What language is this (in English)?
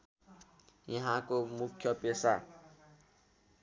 Nepali